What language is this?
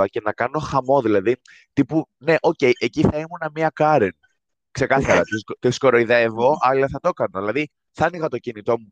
Greek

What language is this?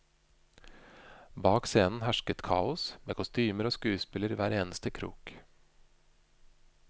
Norwegian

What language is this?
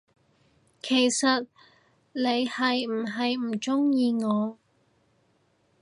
Cantonese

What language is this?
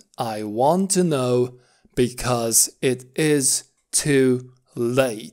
Romanian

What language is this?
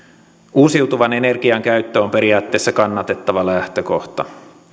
Finnish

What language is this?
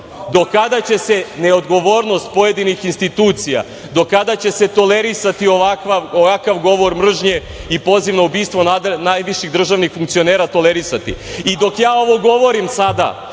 Serbian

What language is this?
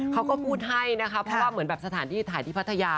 Thai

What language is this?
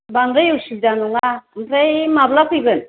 Bodo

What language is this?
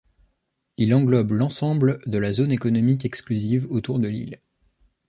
French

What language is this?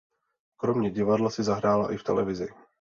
Czech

